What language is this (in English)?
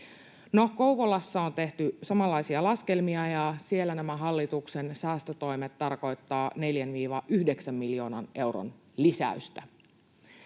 Finnish